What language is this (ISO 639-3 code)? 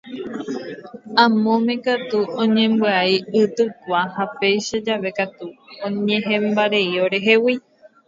grn